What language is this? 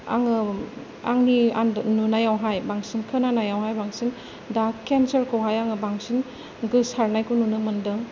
Bodo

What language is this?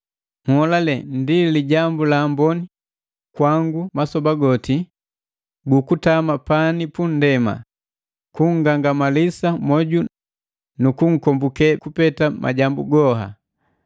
Matengo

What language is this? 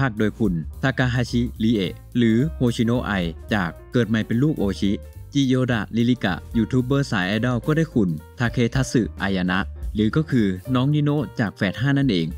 Thai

